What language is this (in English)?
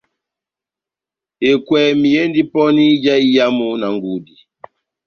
Batanga